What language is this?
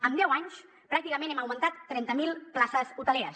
Catalan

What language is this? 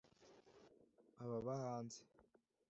Kinyarwanda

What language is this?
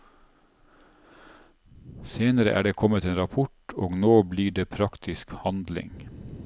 Norwegian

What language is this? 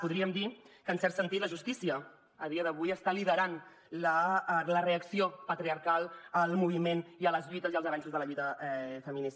Catalan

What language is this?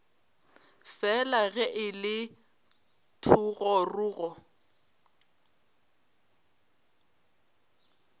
Northern Sotho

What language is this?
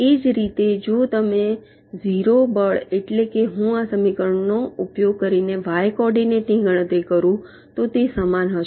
Gujarati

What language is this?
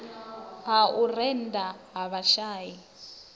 Venda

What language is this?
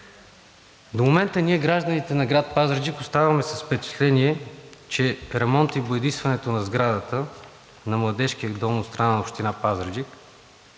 Bulgarian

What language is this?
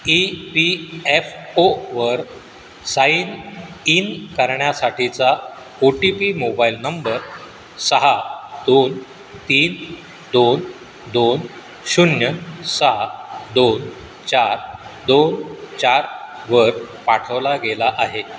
Marathi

